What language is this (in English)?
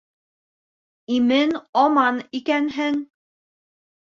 Bashkir